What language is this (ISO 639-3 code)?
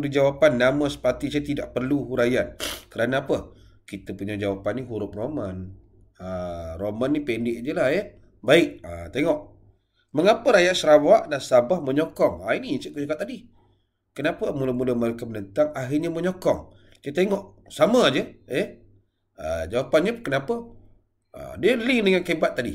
msa